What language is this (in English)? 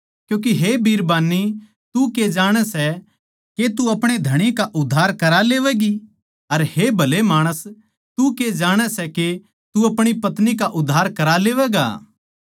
Haryanvi